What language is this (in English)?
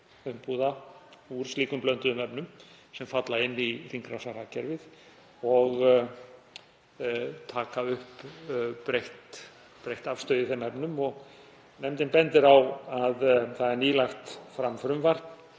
Icelandic